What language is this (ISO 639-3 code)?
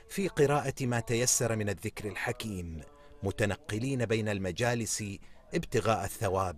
ara